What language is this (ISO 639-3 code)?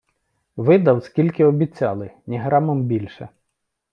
ukr